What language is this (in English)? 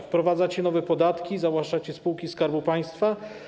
Polish